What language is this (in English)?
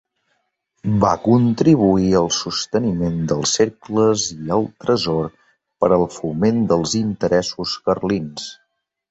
Catalan